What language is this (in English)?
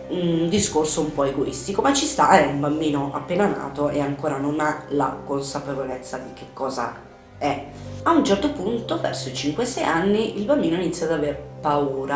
Italian